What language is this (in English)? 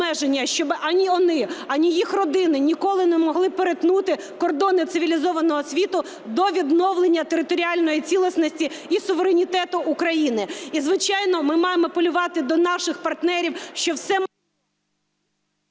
Ukrainian